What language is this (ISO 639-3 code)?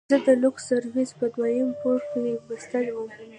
pus